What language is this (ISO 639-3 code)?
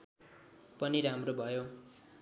nep